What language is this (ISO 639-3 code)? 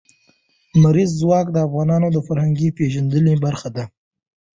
pus